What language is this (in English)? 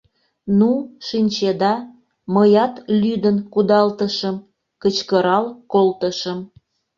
Mari